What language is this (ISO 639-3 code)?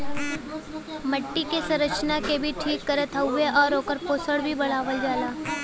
bho